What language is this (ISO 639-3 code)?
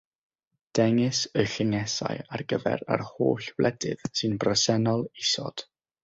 cym